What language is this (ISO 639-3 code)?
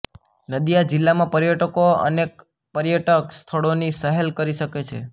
guj